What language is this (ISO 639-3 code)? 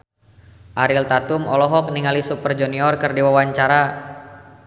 sun